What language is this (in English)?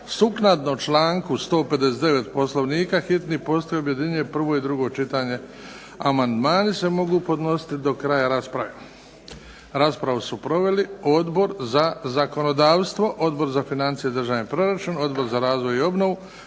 Croatian